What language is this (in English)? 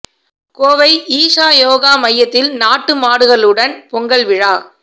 Tamil